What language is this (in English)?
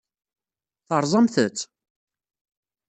Kabyle